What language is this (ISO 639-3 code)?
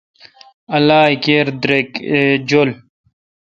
xka